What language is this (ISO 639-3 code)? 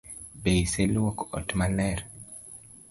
luo